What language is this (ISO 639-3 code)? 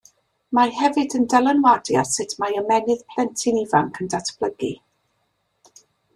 cym